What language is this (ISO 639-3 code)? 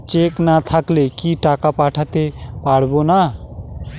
ben